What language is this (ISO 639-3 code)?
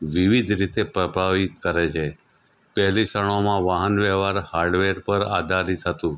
guj